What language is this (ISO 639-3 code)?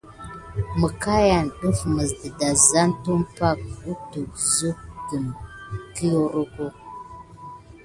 gid